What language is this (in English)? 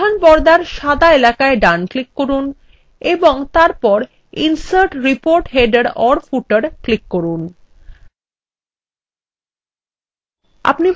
Bangla